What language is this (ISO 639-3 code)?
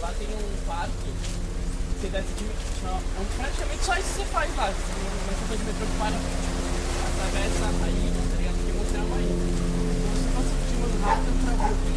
por